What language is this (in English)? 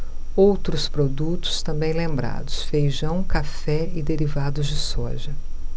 Portuguese